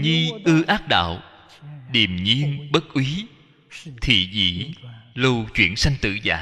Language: Vietnamese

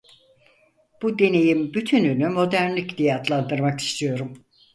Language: Turkish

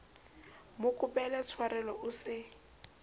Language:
Southern Sotho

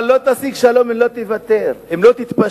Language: Hebrew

